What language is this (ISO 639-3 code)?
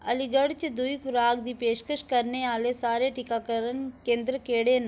doi